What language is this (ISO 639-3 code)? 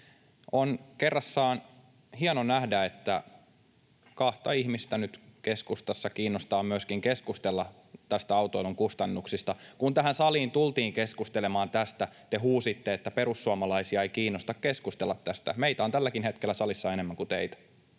fin